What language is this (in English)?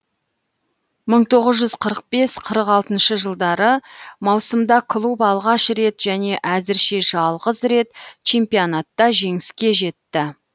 Kazakh